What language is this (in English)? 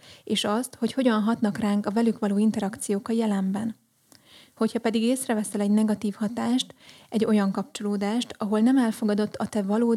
Hungarian